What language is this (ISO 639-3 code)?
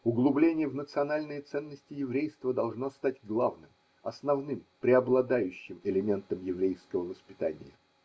rus